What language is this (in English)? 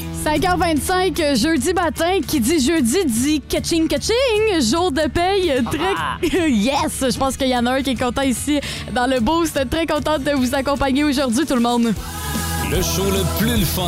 French